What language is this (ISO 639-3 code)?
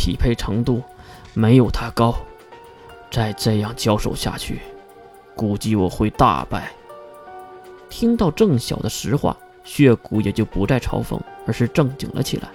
zho